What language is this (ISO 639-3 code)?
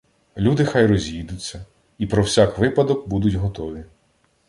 ukr